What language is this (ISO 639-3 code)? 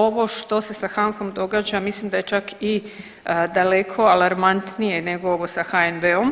hrv